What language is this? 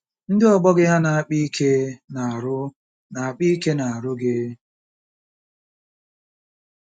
Igbo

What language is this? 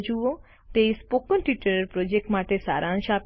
Gujarati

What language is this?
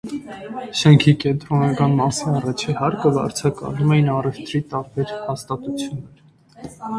Armenian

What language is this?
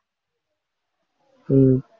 Tamil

